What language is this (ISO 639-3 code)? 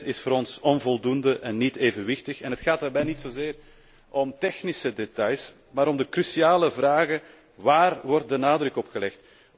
nld